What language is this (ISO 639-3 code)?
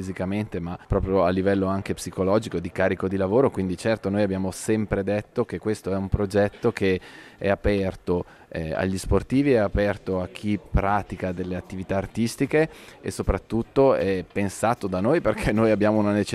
ita